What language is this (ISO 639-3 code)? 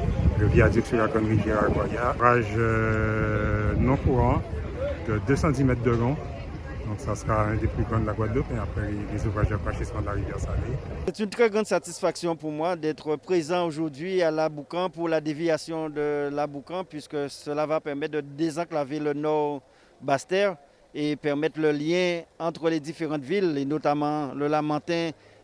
fra